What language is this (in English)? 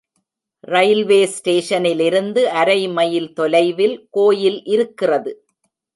Tamil